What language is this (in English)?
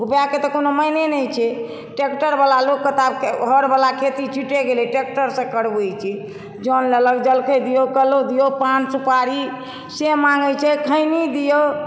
Maithili